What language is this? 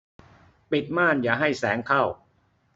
Thai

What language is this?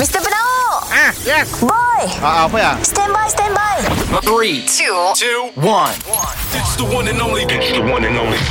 Malay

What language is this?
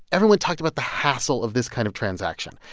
English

